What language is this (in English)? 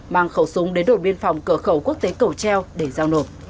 Vietnamese